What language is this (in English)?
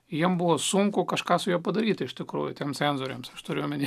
Lithuanian